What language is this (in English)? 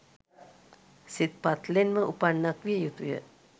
Sinhala